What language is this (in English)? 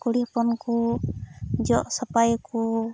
Santali